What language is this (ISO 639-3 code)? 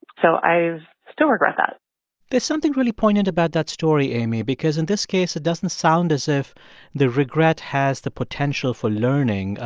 eng